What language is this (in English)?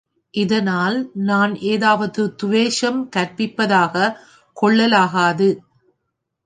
Tamil